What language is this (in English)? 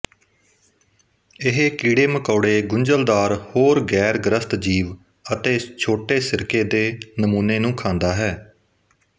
Punjabi